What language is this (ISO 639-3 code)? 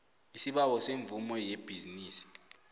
nbl